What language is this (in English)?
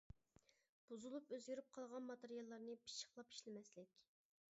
Uyghur